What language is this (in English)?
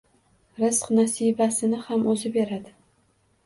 Uzbek